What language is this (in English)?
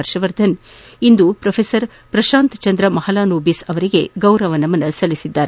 Kannada